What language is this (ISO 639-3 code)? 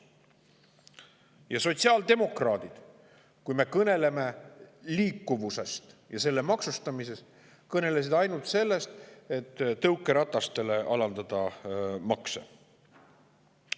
est